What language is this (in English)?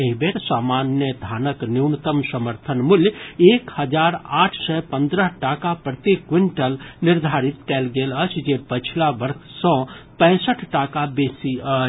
Maithili